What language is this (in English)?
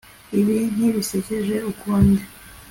Kinyarwanda